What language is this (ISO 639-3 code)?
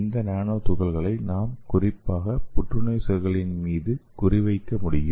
tam